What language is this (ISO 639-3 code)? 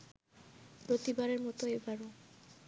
ben